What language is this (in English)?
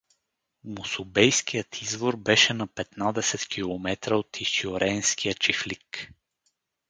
Bulgarian